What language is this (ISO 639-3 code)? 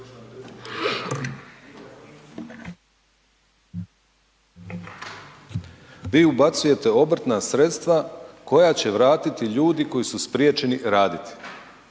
hrv